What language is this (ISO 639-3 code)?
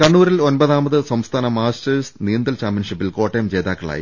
mal